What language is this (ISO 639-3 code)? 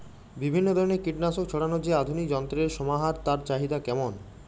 ben